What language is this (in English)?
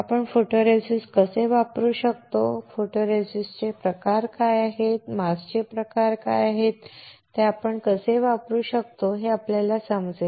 Marathi